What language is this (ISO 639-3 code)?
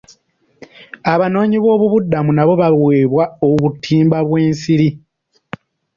lug